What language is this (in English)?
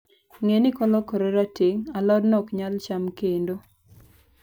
Luo (Kenya and Tanzania)